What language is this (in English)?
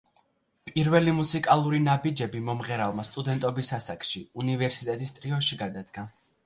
Georgian